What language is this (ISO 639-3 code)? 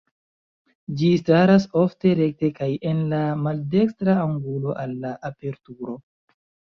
epo